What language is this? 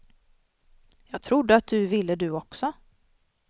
Swedish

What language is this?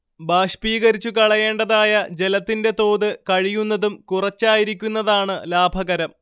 Malayalam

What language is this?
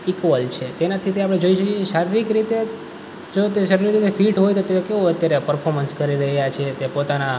Gujarati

